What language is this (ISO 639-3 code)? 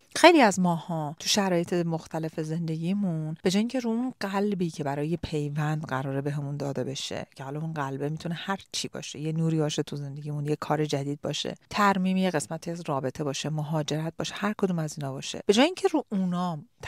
fas